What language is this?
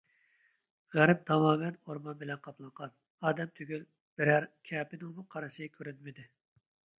Uyghur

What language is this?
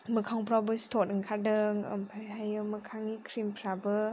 Bodo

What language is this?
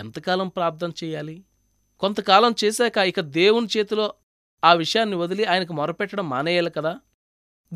Telugu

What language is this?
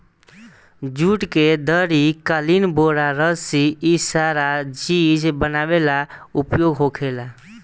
Bhojpuri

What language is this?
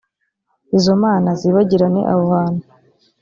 Kinyarwanda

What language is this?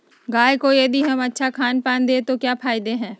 Magahi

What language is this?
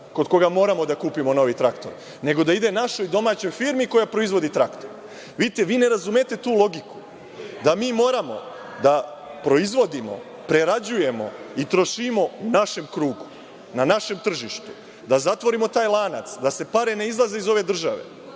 Serbian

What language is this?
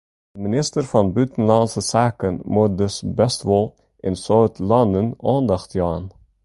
Western Frisian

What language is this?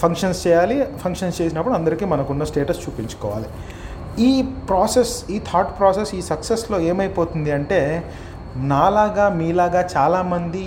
Telugu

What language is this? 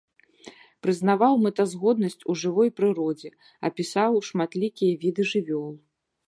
Belarusian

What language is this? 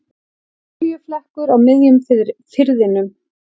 Icelandic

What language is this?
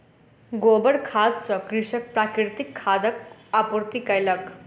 Maithili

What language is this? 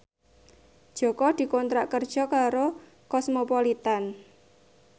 Javanese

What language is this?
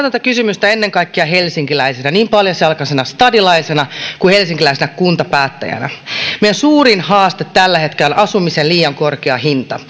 Finnish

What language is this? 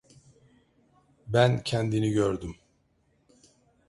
Turkish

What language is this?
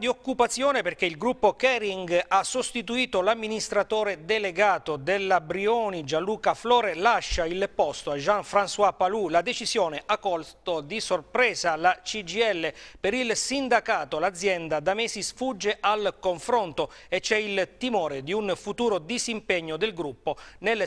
Italian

